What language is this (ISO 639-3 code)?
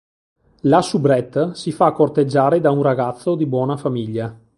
ita